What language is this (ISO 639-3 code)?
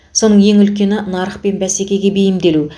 kaz